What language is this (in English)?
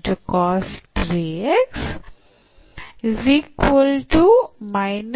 Kannada